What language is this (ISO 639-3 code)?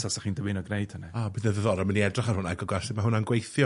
cym